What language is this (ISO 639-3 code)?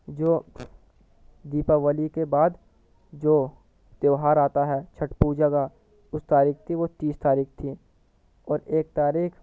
urd